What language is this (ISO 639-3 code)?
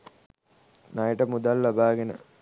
sin